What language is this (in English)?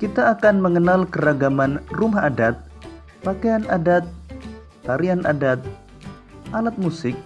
Indonesian